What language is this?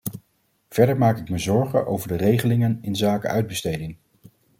Dutch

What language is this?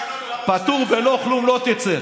Hebrew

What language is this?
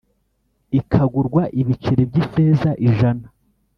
Kinyarwanda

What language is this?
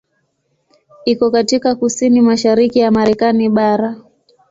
Swahili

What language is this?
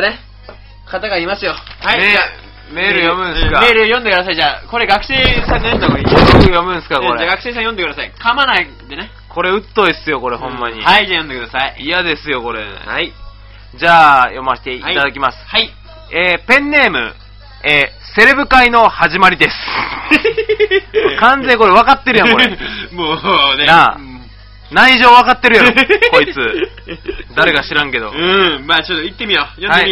Japanese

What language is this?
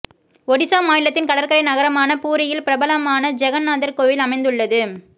Tamil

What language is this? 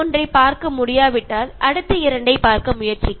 Malayalam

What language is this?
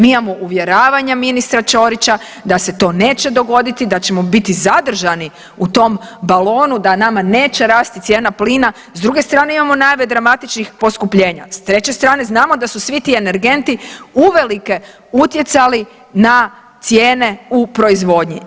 Croatian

